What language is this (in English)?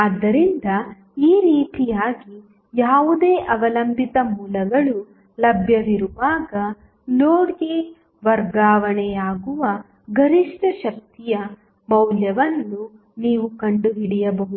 Kannada